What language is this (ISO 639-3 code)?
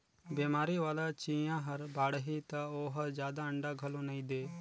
hne